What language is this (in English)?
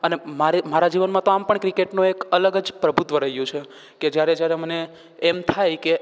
Gujarati